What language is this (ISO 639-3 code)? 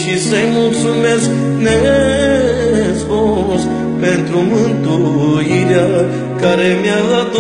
ron